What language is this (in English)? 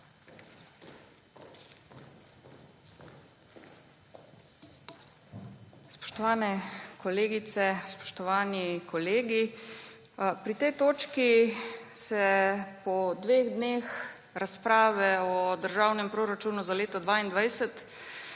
Slovenian